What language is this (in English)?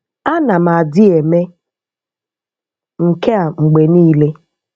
Igbo